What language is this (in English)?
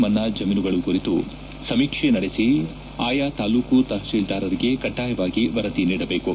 Kannada